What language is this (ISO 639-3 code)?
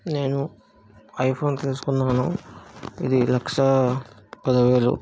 tel